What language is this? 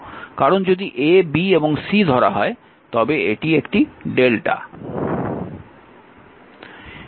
Bangla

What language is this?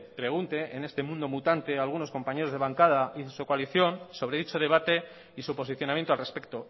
Spanish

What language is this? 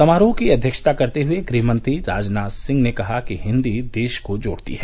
Hindi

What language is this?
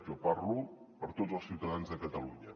Catalan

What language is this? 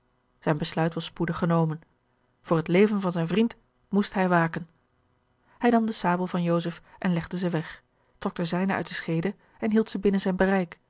Dutch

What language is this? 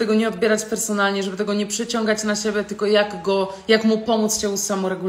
Polish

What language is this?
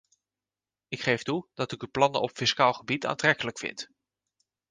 Dutch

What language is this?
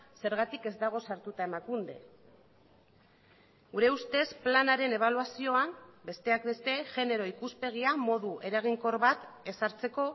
Basque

